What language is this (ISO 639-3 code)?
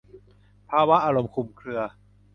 tha